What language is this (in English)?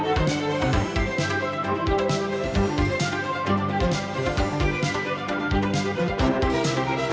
Vietnamese